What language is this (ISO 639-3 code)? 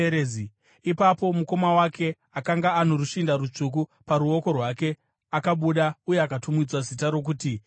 sna